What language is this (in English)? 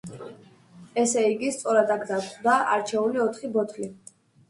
Georgian